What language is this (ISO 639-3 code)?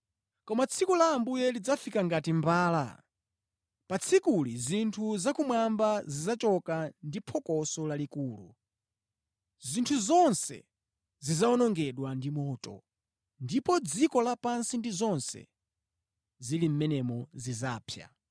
nya